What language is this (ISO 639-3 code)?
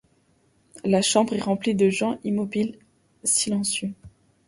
fra